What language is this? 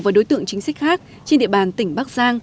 Vietnamese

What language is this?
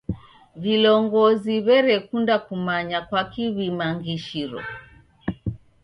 Taita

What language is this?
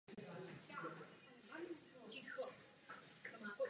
Czech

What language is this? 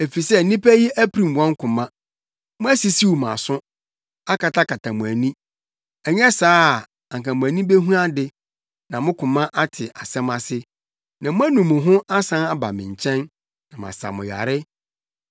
Akan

